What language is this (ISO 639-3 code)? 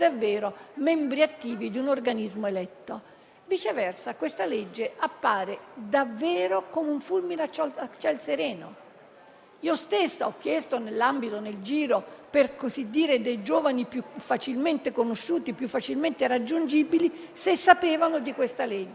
ita